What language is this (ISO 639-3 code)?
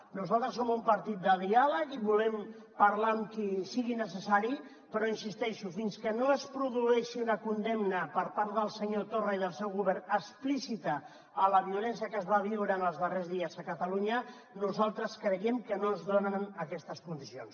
cat